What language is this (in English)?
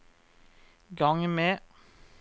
Norwegian